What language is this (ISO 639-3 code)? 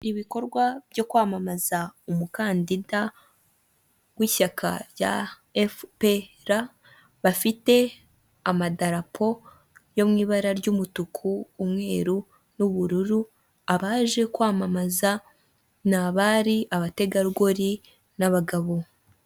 kin